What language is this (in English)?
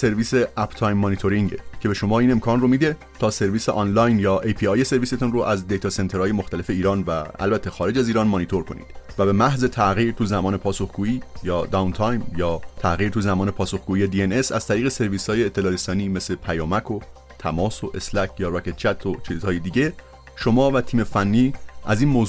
Persian